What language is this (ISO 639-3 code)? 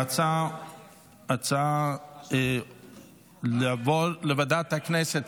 heb